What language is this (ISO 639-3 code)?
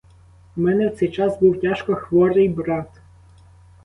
ukr